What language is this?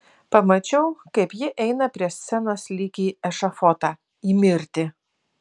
Lithuanian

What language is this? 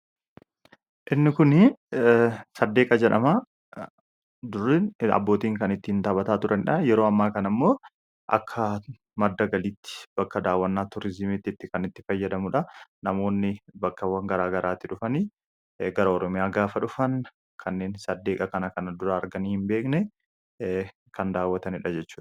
Oromo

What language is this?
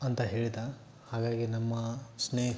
Kannada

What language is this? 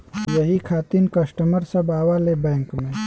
Bhojpuri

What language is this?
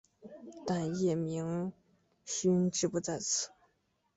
Chinese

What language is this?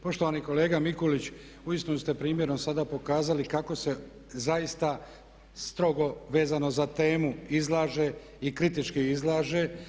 Croatian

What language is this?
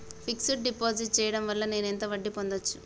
Telugu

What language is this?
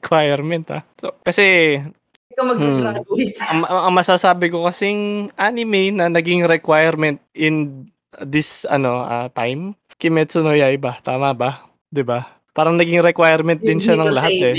Filipino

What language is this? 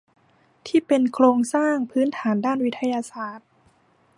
Thai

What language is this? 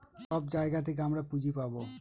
Bangla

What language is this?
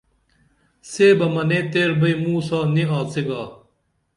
Dameli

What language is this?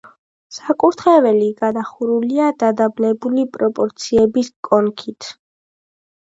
Georgian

